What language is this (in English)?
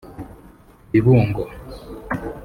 Kinyarwanda